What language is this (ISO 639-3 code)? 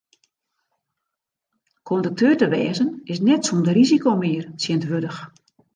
fry